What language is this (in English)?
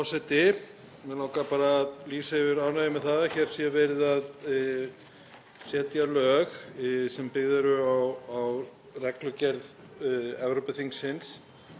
Icelandic